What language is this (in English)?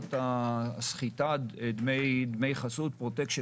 Hebrew